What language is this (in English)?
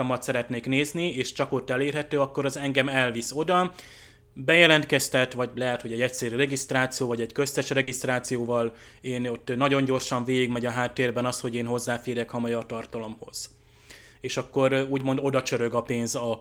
Hungarian